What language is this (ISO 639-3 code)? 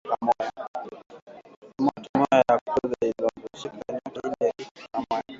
swa